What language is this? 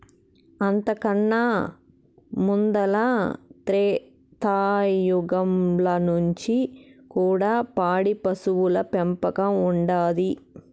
Telugu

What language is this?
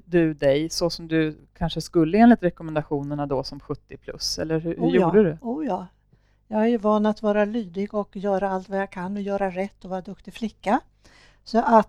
Swedish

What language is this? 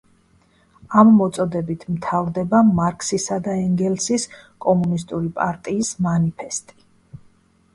Georgian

